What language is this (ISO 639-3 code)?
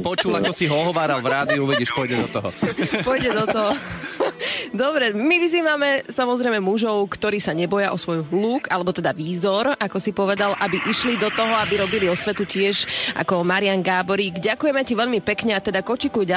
slk